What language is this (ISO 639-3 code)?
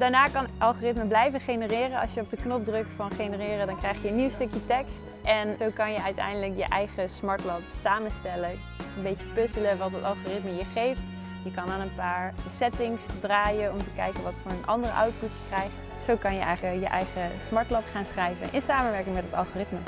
nld